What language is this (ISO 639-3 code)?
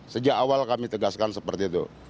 ind